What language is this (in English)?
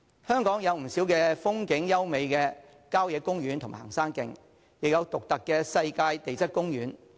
Cantonese